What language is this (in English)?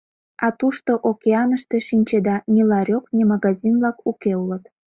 Mari